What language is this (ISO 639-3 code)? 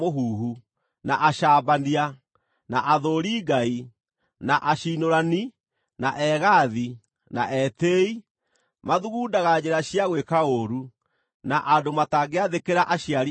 kik